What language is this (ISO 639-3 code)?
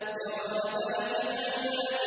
ara